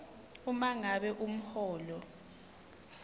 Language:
Swati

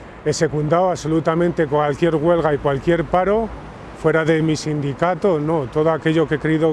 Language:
Spanish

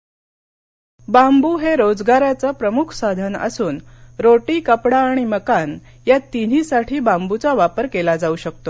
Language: Marathi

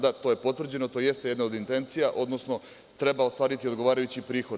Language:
Serbian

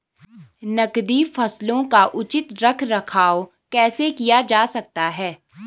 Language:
Hindi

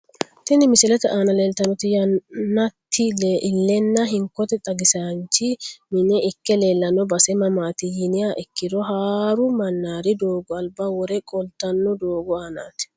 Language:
Sidamo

